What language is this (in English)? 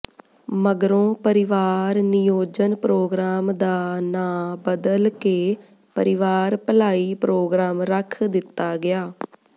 Punjabi